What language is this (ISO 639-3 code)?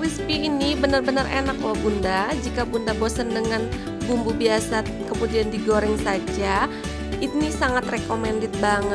ind